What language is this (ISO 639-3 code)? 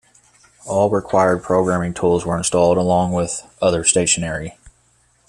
eng